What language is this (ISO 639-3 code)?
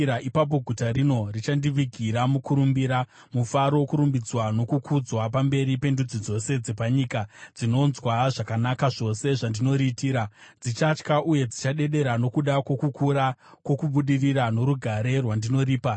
sna